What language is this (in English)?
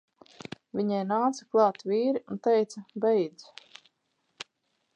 Latvian